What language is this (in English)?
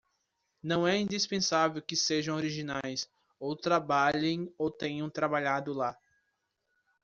Portuguese